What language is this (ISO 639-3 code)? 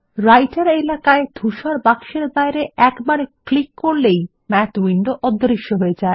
ben